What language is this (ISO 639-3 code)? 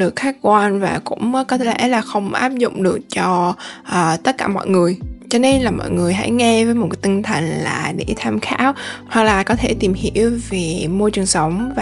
vie